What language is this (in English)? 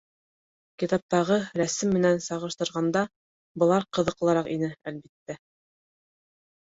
Bashkir